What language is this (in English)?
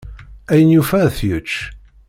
Kabyle